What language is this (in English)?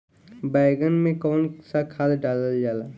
Bhojpuri